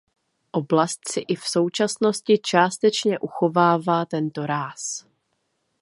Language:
Czech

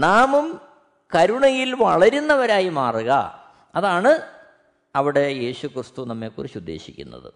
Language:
Malayalam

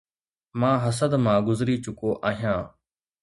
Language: Sindhi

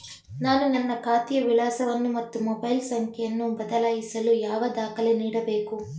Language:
Kannada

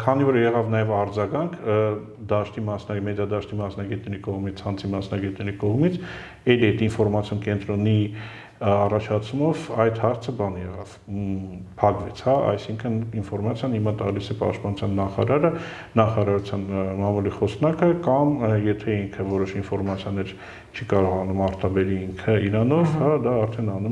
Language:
Dutch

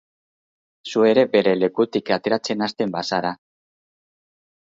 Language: Basque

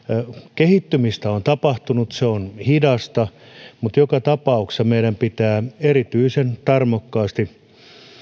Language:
Finnish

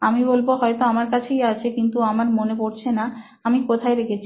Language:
Bangla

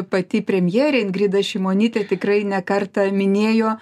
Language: Lithuanian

